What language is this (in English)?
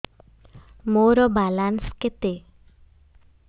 Odia